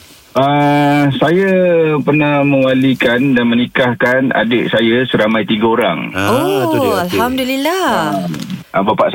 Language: Malay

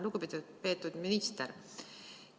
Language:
Estonian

